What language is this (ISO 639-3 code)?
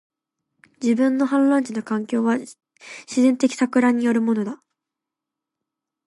jpn